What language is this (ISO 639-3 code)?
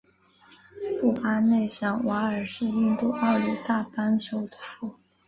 zho